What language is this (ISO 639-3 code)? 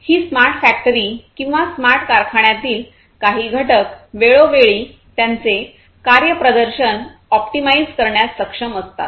mar